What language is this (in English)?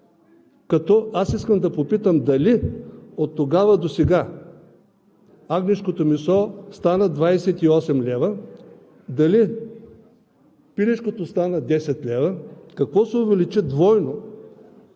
Bulgarian